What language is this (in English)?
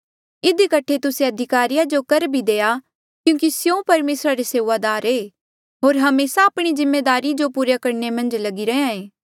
Mandeali